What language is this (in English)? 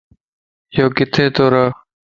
Lasi